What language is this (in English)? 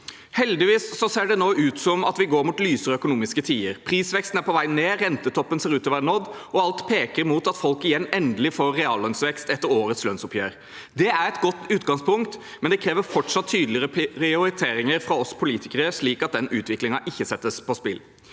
Norwegian